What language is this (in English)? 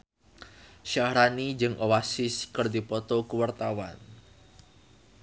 Sundanese